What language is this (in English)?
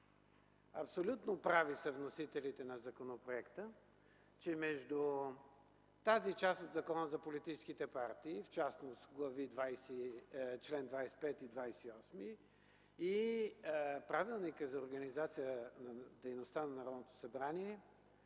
Bulgarian